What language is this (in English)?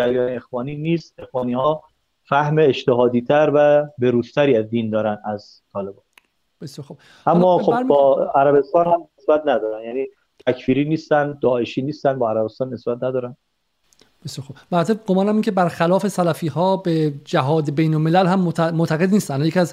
Persian